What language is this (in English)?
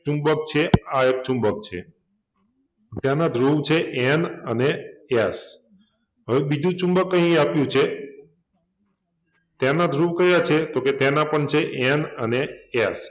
Gujarati